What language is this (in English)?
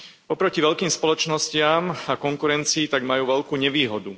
Slovak